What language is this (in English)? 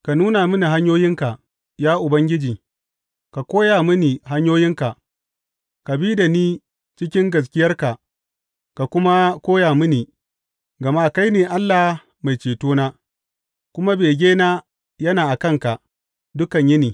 Hausa